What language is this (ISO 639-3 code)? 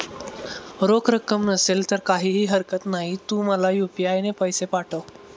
mar